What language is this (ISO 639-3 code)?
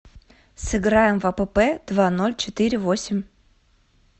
rus